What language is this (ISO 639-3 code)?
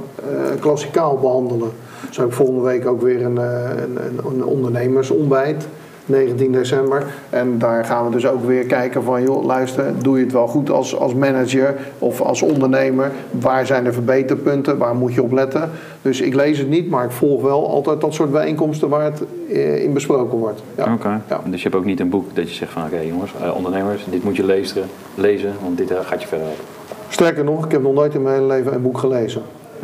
nld